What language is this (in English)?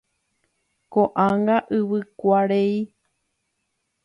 Guarani